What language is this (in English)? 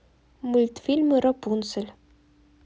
Russian